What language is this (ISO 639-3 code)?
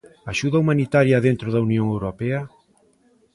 glg